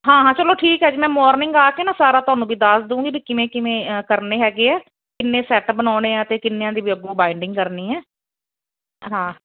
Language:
Punjabi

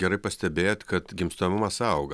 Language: Lithuanian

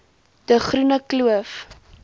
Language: Afrikaans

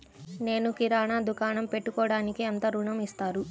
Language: Telugu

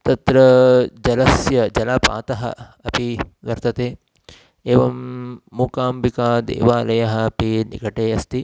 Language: Sanskrit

